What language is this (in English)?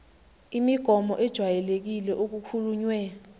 Zulu